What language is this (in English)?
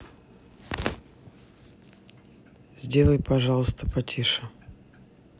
Russian